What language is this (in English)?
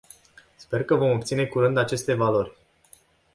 Romanian